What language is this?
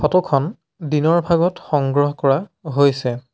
Assamese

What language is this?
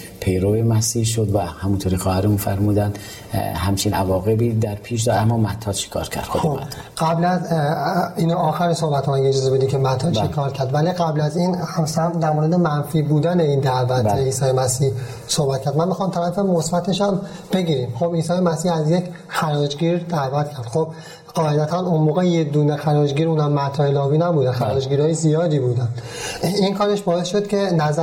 Persian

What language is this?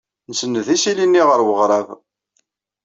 Kabyle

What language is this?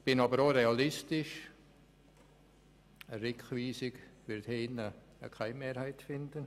Swiss German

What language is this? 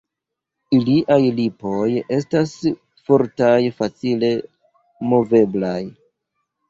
Esperanto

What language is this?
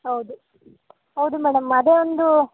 Kannada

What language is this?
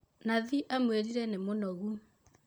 Kikuyu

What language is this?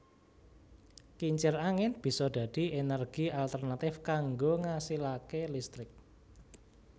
Javanese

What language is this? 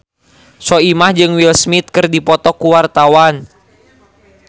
Sundanese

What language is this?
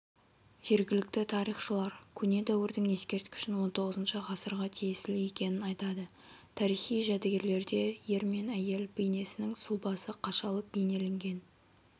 Kazakh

